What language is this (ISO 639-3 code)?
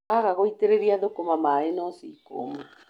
kik